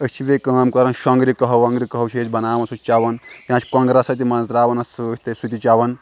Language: Kashmiri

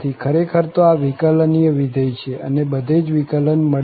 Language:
Gujarati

